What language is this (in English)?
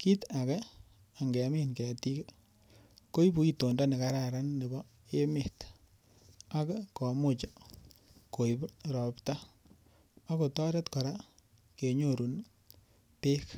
Kalenjin